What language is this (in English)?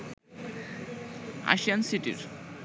Bangla